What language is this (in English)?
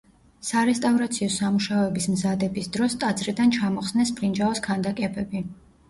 Georgian